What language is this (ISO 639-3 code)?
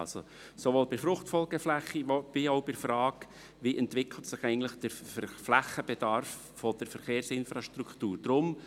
gsw